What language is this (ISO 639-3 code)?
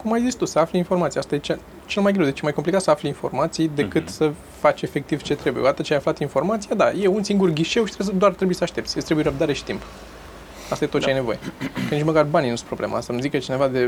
ron